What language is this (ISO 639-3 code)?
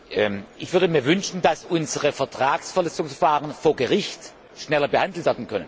deu